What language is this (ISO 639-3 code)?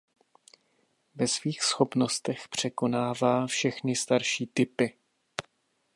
ces